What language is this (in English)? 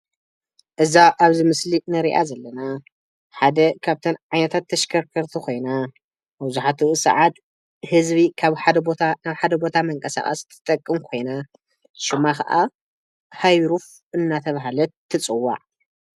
Tigrinya